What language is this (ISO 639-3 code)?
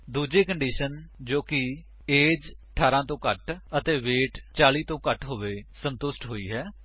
pan